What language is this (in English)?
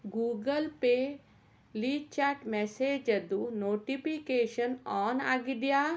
Kannada